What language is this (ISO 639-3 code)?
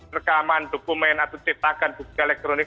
ind